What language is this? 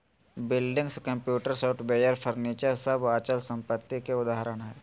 Magahi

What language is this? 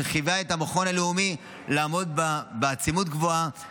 Hebrew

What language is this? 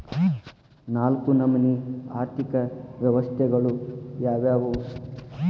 Kannada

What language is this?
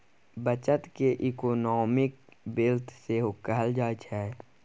Maithili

